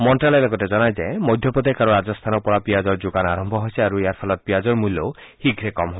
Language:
Assamese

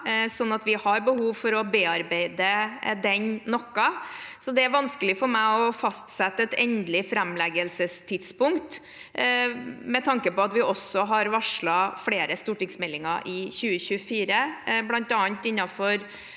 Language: Norwegian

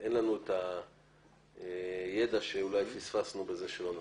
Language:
Hebrew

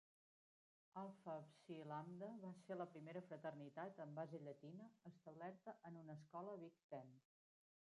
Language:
Catalan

